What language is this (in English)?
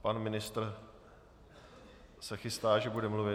Czech